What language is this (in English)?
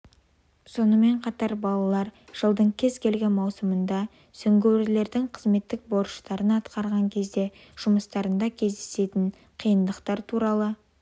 Kazakh